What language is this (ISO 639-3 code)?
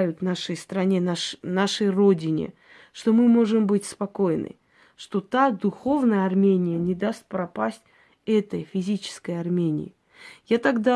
rus